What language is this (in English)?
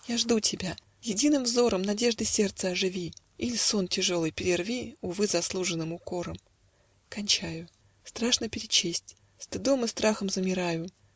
Russian